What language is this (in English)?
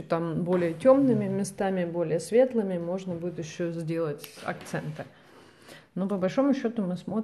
Russian